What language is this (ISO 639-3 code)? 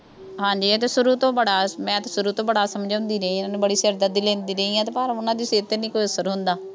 pan